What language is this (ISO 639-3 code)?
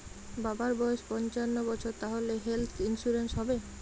ben